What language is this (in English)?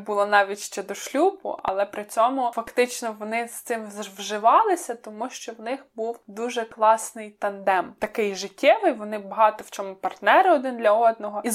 Ukrainian